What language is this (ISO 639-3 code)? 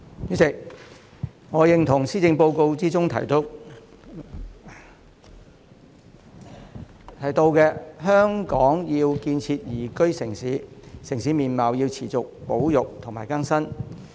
yue